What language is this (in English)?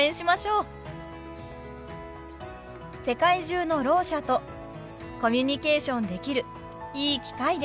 Japanese